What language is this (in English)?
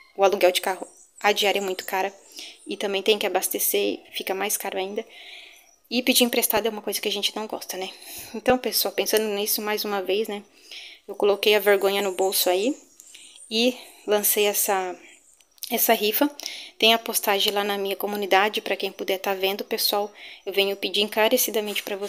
Portuguese